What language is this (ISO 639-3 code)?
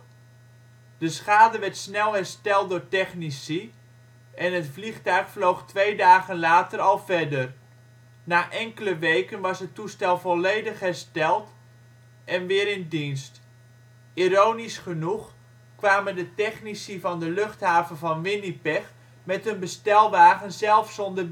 nld